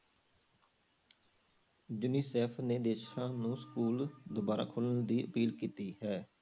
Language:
Punjabi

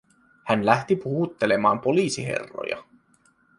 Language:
Finnish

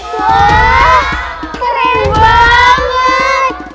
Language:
Indonesian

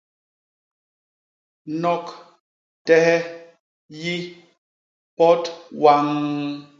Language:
Basaa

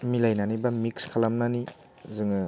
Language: Bodo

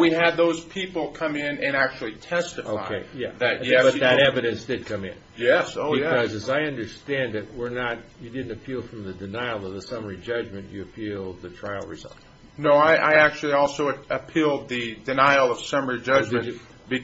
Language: English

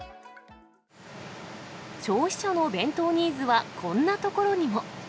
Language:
Japanese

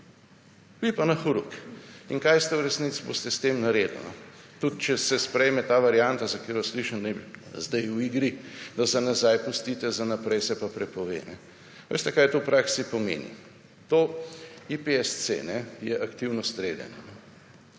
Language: Slovenian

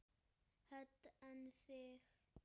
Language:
Icelandic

